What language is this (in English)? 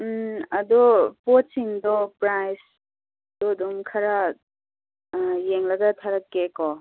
Manipuri